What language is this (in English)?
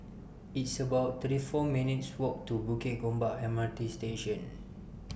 English